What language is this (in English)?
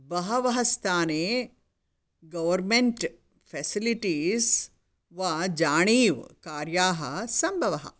Sanskrit